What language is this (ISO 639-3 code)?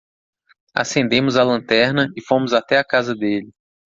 por